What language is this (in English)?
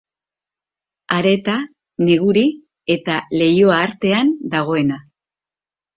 Basque